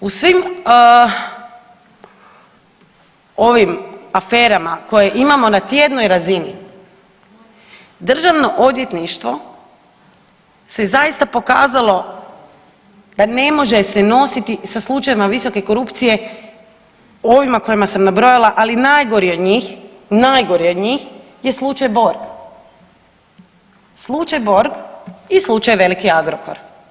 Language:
Croatian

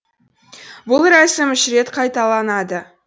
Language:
Kazakh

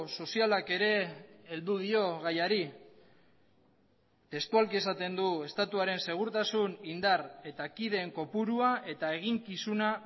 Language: Basque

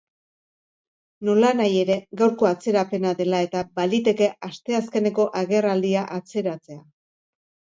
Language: Basque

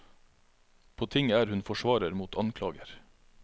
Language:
Norwegian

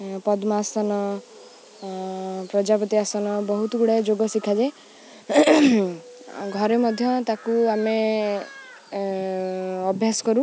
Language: Odia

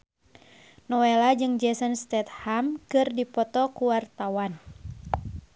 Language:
Sundanese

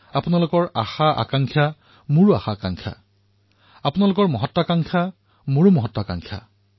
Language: Assamese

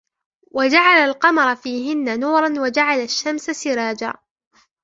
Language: Arabic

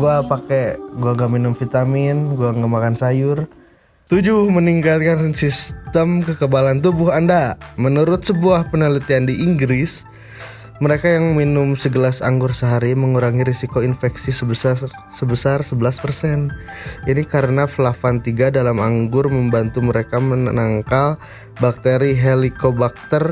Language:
Indonesian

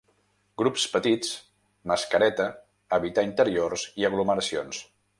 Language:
Catalan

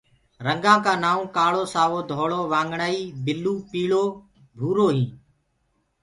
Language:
Gurgula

